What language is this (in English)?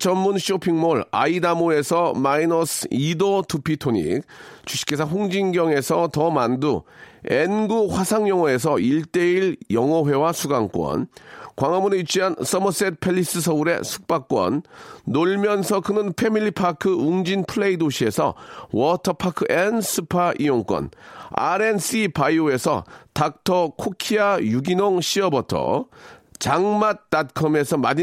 Korean